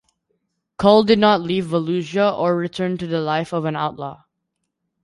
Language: English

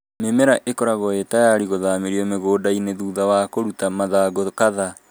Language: Kikuyu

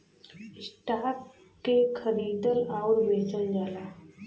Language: Bhojpuri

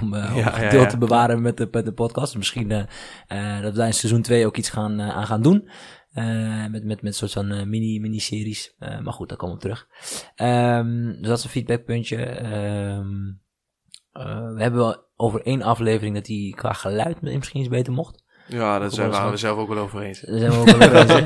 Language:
Dutch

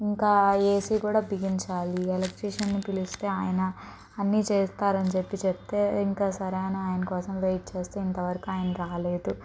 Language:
Telugu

